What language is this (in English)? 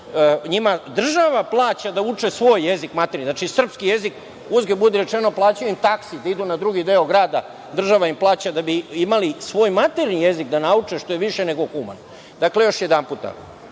Serbian